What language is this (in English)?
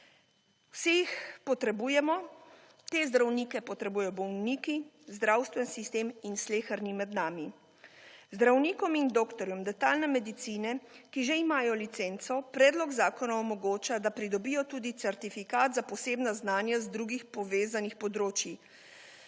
Slovenian